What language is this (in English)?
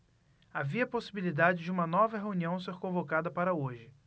Portuguese